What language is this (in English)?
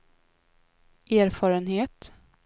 Swedish